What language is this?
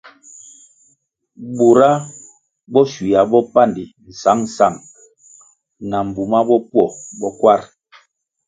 Kwasio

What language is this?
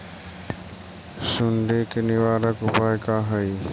Magahi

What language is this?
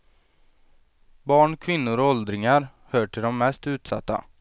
Swedish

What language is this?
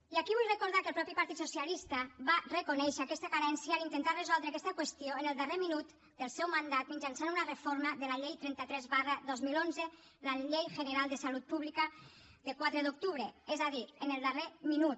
Catalan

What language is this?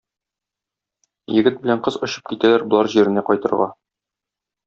Tatar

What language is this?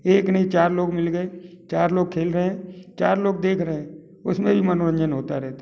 Hindi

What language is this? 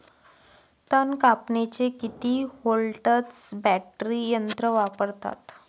Marathi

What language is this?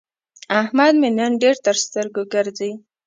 Pashto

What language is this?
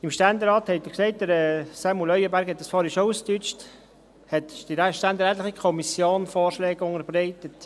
Swiss German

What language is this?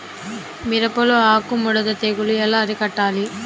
Telugu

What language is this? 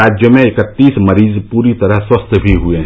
Hindi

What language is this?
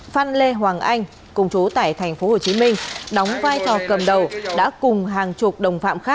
Vietnamese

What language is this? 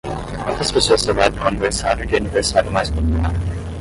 Portuguese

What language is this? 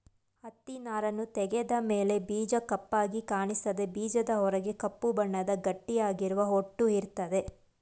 Kannada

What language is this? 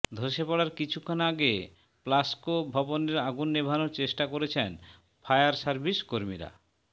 Bangla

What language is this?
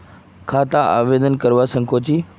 Magahi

